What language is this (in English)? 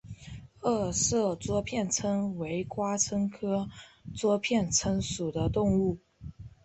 Chinese